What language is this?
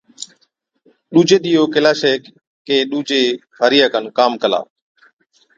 Od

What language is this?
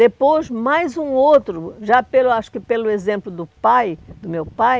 Portuguese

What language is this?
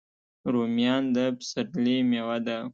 Pashto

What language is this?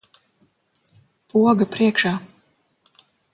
Latvian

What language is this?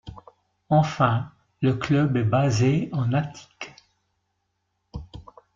French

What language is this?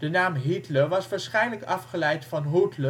Dutch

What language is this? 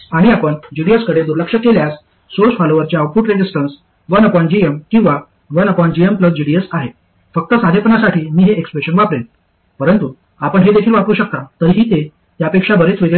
Marathi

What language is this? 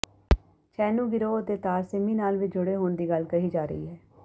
Punjabi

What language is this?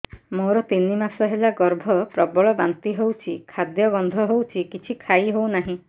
Odia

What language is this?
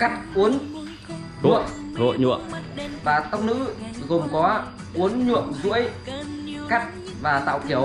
Vietnamese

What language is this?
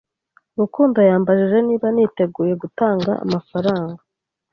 Kinyarwanda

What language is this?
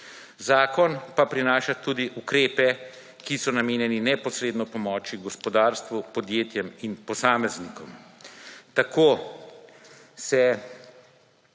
Slovenian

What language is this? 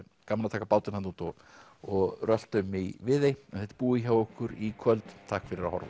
Icelandic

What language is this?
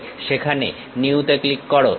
Bangla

